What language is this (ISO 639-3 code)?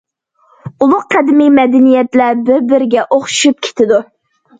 uig